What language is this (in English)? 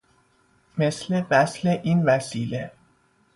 Persian